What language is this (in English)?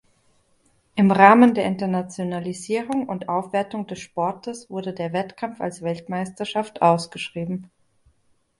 German